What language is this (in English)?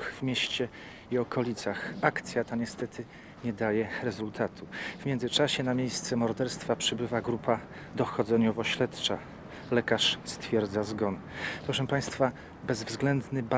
Polish